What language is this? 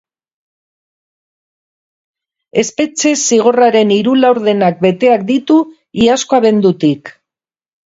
Basque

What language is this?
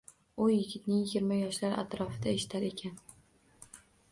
Uzbek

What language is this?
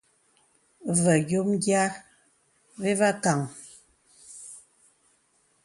Bebele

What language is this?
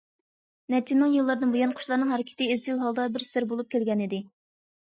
Uyghur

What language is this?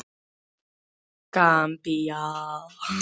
Icelandic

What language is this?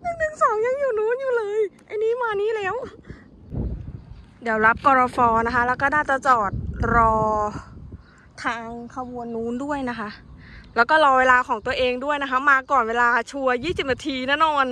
Thai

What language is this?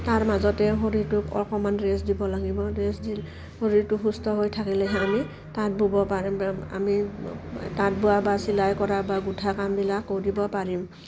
Assamese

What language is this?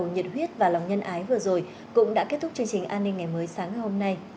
Vietnamese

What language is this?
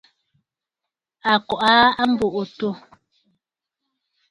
Bafut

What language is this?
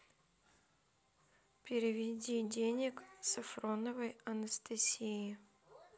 Russian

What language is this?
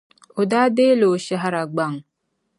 Dagbani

